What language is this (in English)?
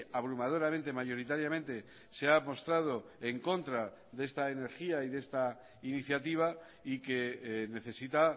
Spanish